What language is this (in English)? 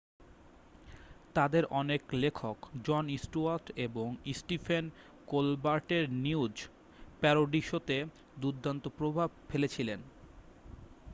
Bangla